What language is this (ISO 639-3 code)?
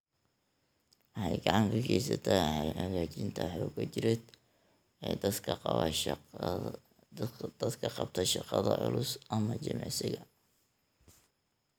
som